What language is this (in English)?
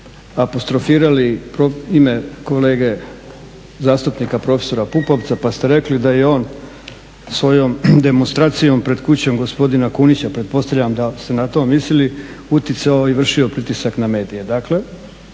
Croatian